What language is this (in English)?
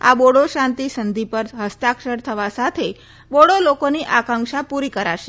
Gujarati